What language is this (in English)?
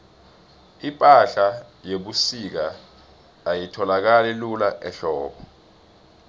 South Ndebele